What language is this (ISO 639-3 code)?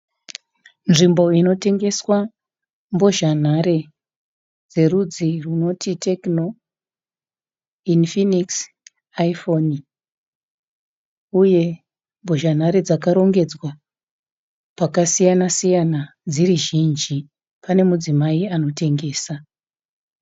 sna